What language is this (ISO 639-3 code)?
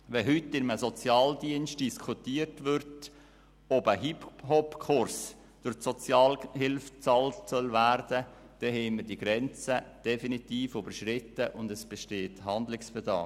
gsw